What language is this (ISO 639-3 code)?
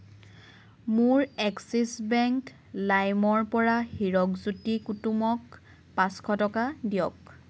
asm